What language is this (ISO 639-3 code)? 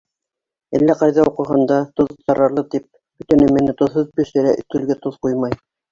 bak